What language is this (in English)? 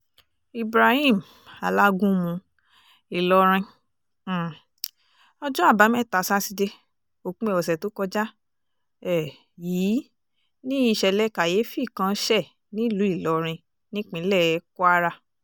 Yoruba